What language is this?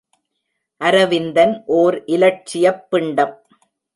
Tamil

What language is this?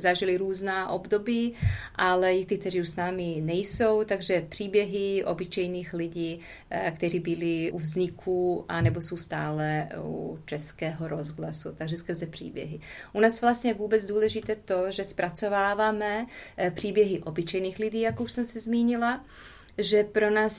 Czech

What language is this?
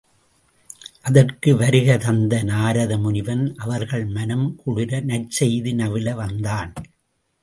Tamil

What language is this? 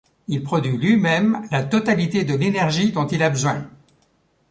French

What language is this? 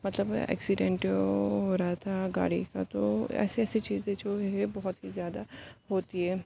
Urdu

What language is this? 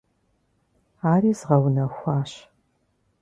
Kabardian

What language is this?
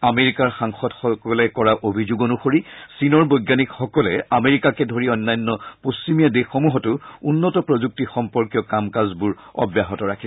Assamese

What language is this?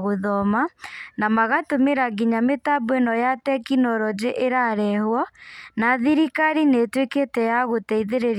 Kikuyu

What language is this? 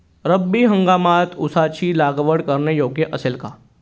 Marathi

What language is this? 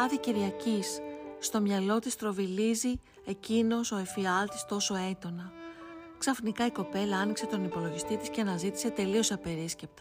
Greek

